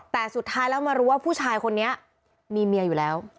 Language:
Thai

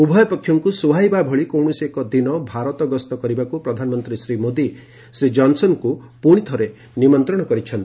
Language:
Odia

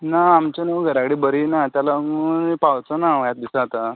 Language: Konkani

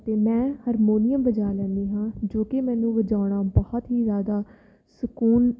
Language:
Punjabi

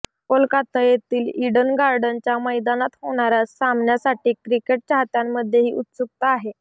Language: Marathi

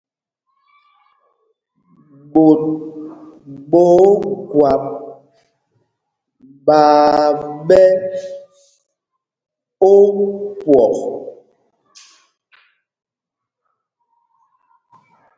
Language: Mpumpong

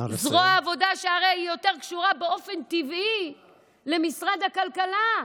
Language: Hebrew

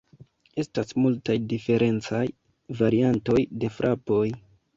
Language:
Esperanto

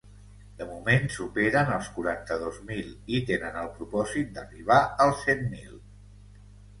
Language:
Catalan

